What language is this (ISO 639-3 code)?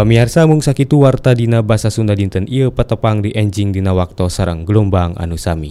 ind